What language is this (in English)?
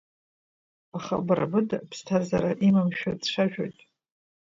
Abkhazian